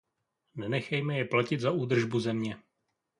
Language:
Czech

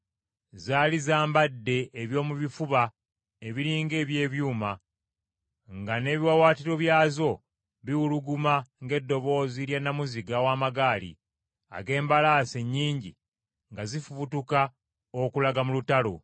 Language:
Ganda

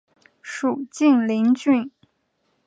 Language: Chinese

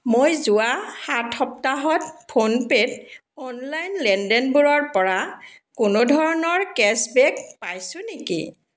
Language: Assamese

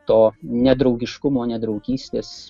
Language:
Lithuanian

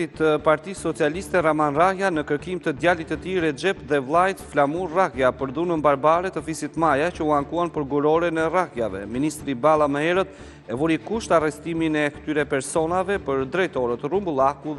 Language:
Romanian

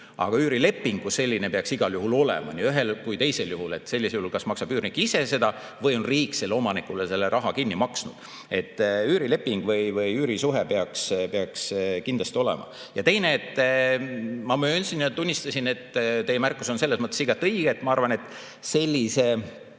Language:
Estonian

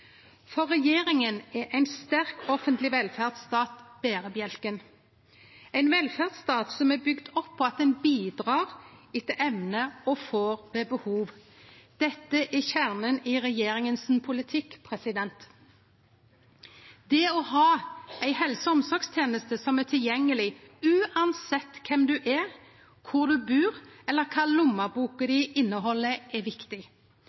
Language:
Norwegian Nynorsk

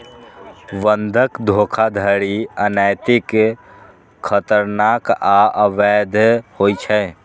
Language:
Maithili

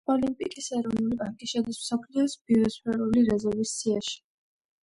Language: Georgian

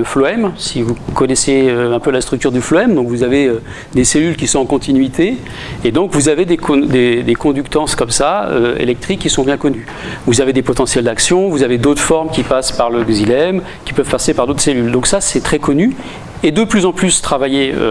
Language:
French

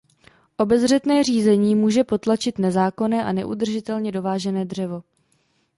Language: Czech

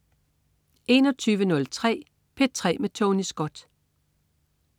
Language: Danish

